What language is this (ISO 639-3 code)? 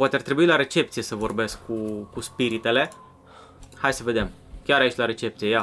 ron